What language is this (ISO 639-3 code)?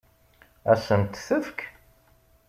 kab